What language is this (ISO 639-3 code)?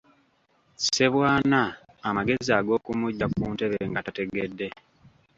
lug